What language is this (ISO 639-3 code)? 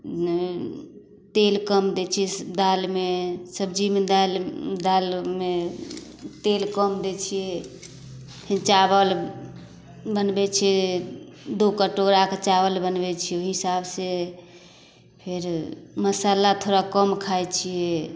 mai